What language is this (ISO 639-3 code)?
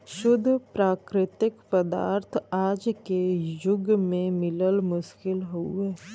bho